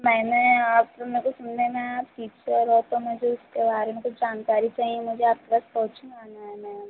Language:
Hindi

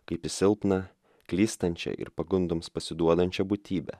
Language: Lithuanian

